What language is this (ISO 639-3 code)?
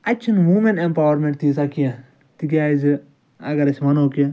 kas